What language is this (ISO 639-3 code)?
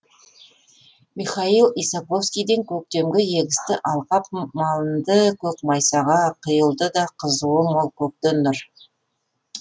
kaz